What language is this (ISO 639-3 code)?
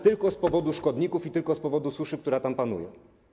pol